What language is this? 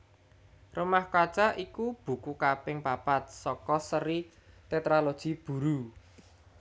Javanese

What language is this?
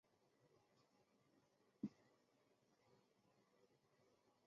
Chinese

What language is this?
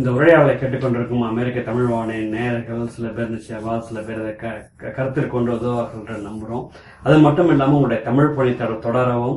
Tamil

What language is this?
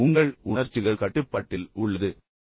Tamil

